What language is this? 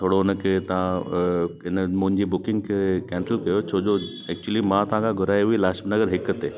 Sindhi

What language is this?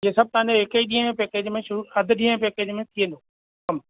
Sindhi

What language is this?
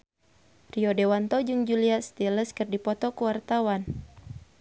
Sundanese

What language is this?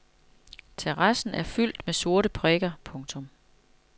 Danish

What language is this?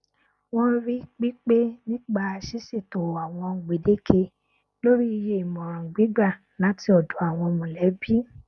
Yoruba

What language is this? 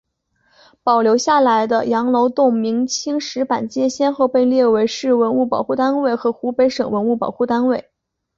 Chinese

